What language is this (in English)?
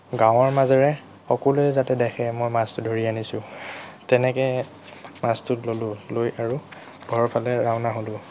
Assamese